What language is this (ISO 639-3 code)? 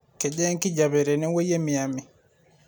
mas